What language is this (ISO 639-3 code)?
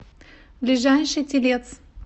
rus